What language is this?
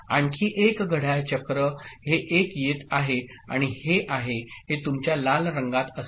Marathi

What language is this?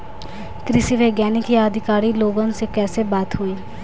Bhojpuri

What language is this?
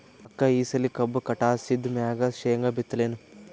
Kannada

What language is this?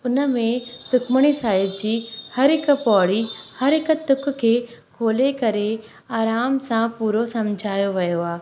Sindhi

